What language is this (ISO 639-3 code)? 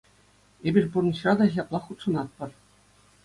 chv